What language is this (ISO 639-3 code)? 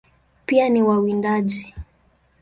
swa